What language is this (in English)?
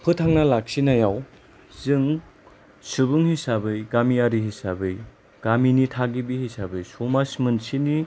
Bodo